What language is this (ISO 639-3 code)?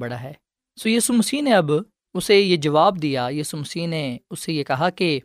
urd